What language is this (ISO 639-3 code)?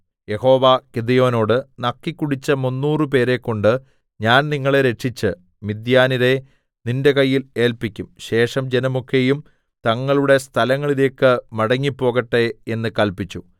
mal